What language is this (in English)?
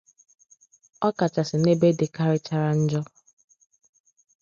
Igbo